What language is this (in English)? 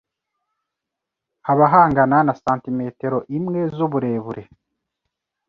Kinyarwanda